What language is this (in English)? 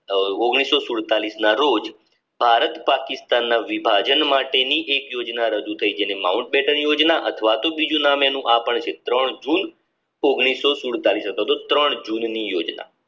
Gujarati